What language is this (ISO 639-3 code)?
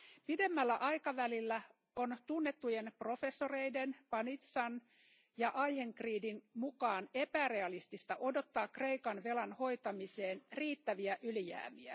fin